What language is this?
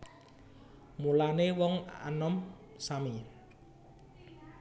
Javanese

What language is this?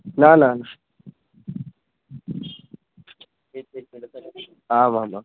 Sanskrit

